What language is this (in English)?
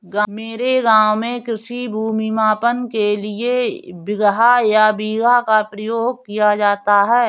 Hindi